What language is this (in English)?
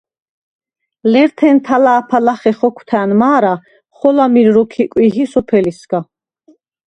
Svan